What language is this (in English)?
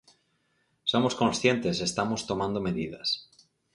Galician